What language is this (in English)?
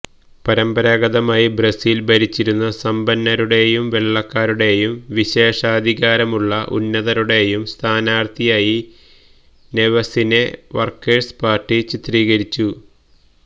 Malayalam